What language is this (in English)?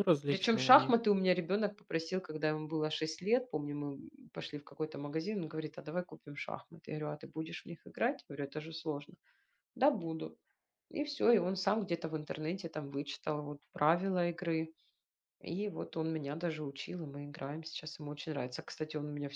Russian